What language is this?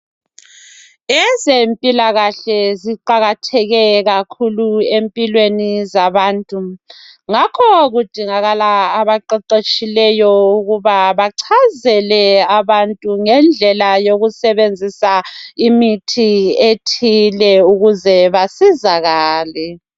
North Ndebele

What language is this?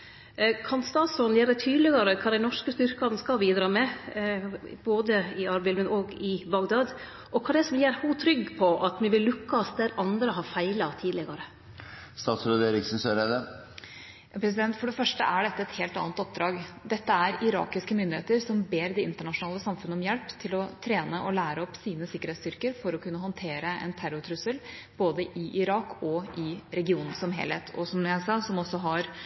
Norwegian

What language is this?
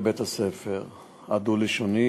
Hebrew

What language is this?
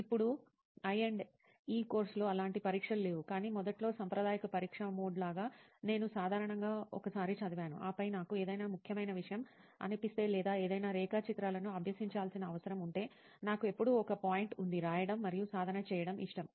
Telugu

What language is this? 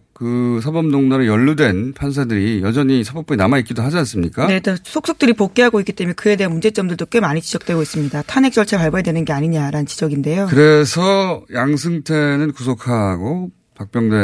Korean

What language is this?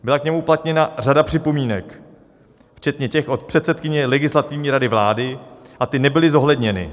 Czech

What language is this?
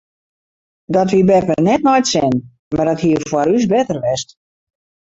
Western Frisian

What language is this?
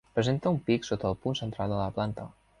Catalan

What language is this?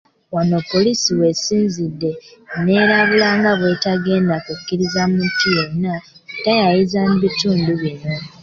Ganda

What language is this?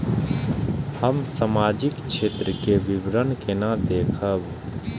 Maithili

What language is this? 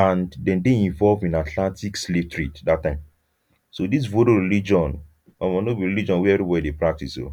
Nigerian Pidgin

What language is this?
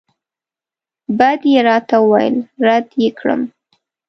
Pashto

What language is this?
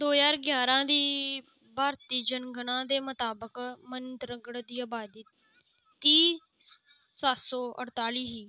Dogri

